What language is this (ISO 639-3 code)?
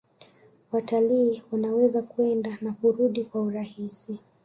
swa